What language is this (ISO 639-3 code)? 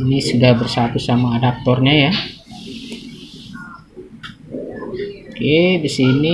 ind